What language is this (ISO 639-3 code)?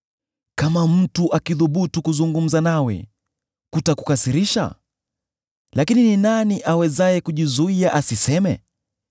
swa